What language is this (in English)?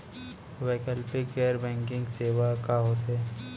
Chhattisgarhi